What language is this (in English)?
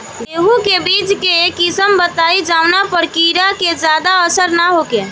Bhojpuri